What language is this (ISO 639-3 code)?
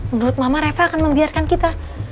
ind